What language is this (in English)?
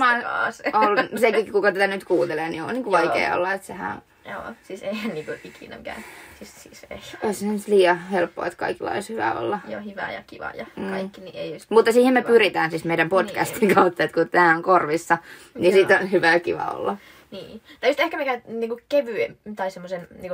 Finnish